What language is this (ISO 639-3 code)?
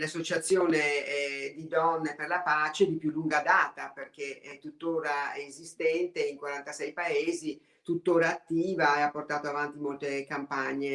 ita